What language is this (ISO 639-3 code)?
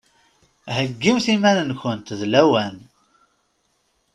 kab